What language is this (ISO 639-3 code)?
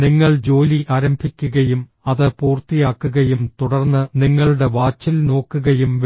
mal